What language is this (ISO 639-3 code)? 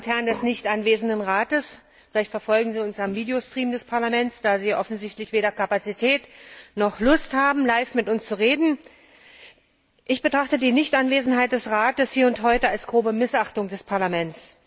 deu